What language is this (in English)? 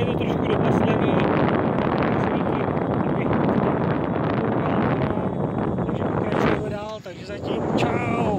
Czech